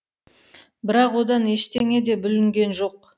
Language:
Kazakh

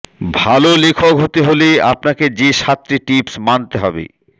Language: Bangla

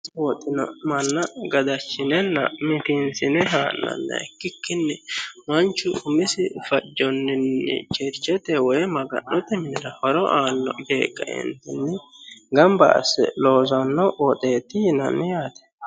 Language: Sidamo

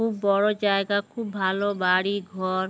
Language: Bangla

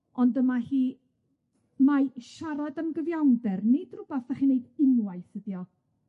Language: Welsh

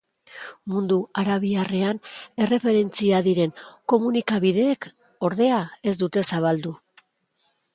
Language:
Basque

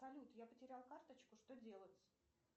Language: Russian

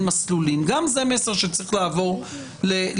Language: Hebrew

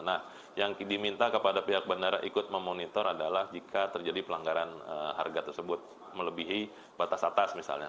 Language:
Indonesian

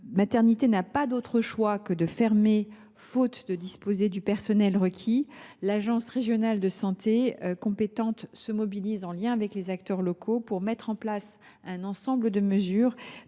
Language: French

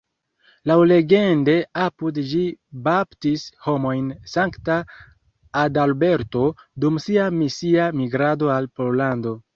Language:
Esperanto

